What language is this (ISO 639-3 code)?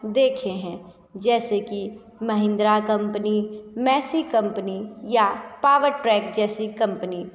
hin